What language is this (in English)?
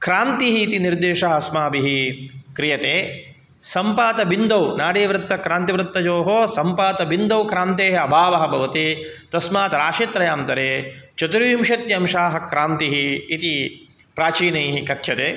Sanskrit